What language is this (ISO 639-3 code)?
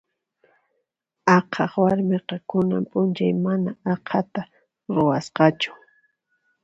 qxp